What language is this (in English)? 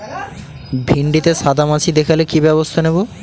Bangla